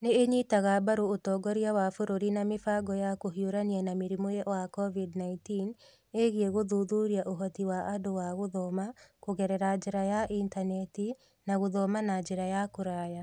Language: Kikuyu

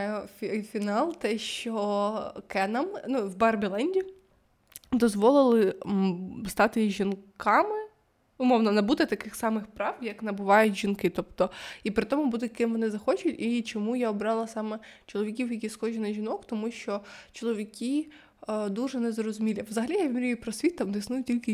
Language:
Ukrainian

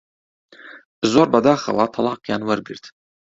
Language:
Central Kurdish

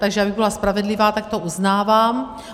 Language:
Czech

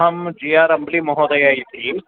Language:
Sanskrit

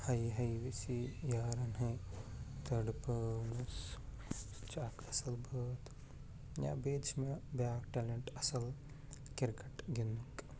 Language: Kashmiri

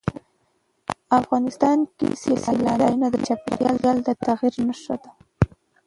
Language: Pashto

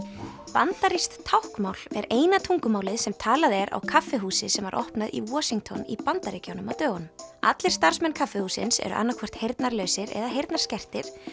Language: Icelandic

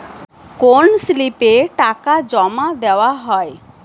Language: Bangla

